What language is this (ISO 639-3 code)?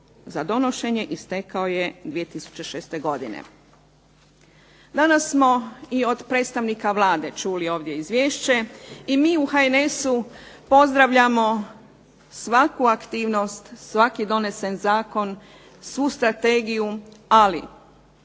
hrv